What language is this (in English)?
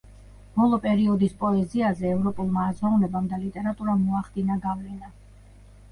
Georgian